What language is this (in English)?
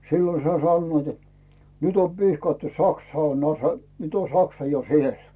Finnish